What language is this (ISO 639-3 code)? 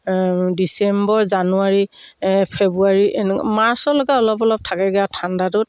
asm